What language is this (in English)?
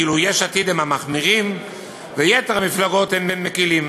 Hebrew